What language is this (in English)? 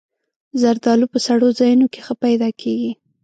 Pashto